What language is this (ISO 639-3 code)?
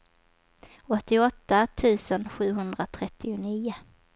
swe